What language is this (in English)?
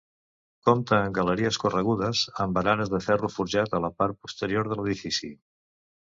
Catalan